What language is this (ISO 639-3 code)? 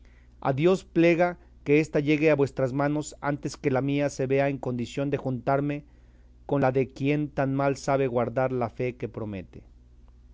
spa